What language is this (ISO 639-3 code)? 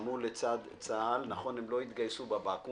heb